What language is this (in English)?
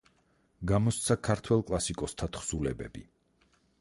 Georgian